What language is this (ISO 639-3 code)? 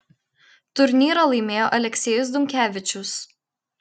lit